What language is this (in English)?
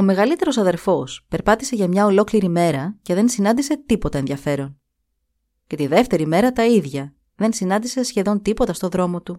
Greek